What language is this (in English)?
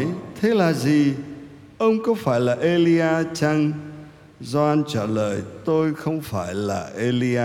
Vietnamese